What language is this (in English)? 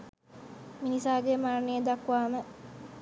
Sinhala